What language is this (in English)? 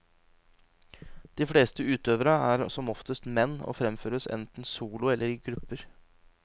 Norwegian